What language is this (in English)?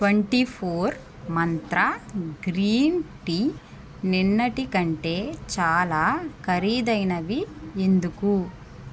Telugu